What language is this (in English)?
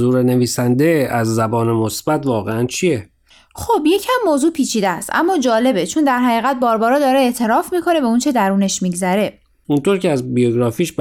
Persian